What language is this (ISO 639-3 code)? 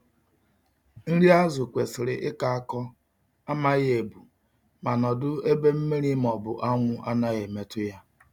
ibo